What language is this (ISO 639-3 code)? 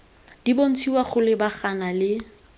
tsn